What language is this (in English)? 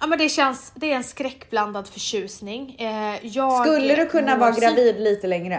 Swedish